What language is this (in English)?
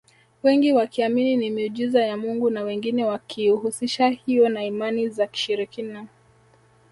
Swahili